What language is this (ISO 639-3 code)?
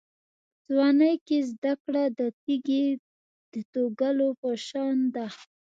pus